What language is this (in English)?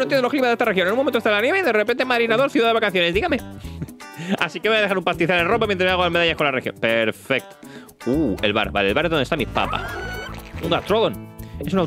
Spanish